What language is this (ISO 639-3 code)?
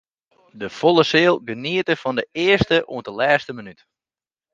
fry